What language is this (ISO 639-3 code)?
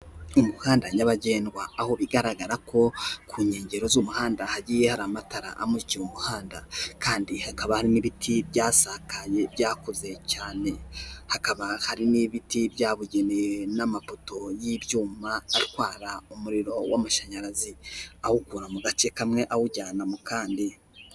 kin